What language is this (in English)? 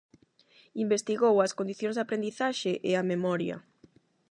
Galician